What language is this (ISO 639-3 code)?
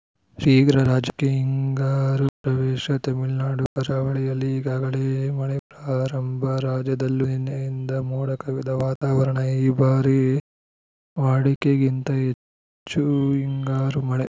kan